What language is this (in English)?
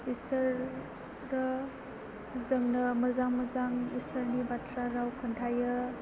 Bodo